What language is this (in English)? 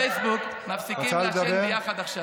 Hebrew